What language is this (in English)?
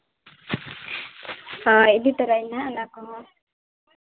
Santali